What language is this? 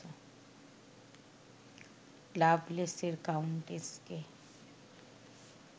Bangla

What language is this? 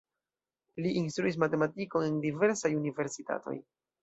Esperanto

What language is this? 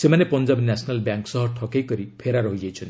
Odia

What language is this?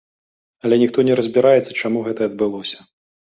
Belarusian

